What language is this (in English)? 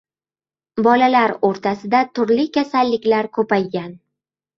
Uzbek